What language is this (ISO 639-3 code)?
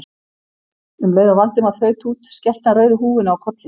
isl